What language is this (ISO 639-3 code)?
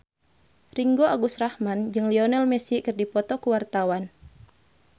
sun